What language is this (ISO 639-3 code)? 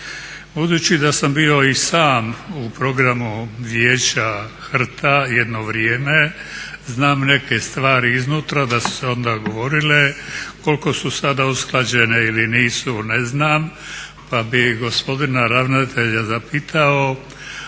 hrv